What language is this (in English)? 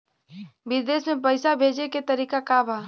Bhojpuri